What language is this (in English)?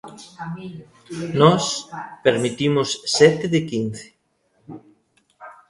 Galician